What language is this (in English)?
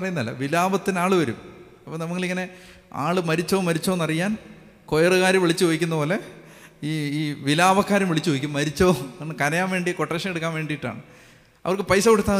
Malayalam